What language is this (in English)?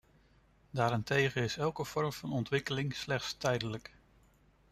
Dutch